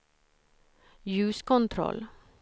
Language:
Swedish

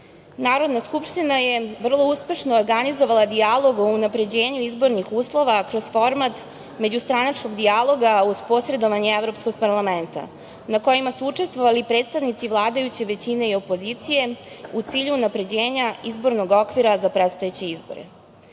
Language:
Serbian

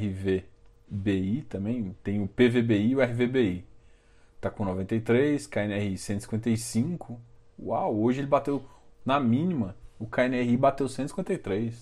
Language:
Portuguese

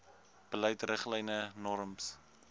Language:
Afrikaans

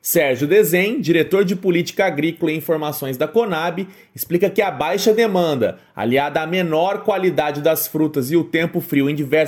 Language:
Portuguese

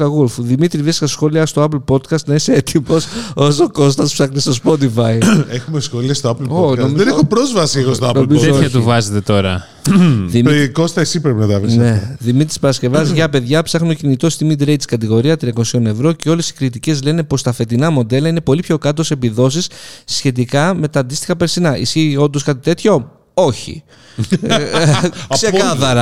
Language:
Greek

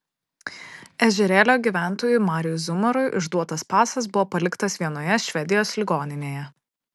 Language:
Lithuanian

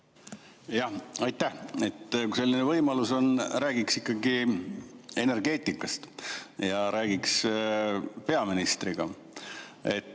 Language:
Estonian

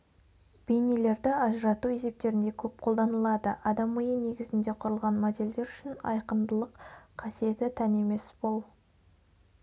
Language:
Kazakh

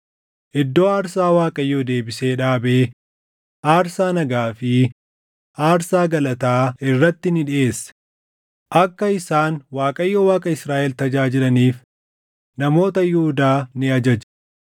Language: Oromo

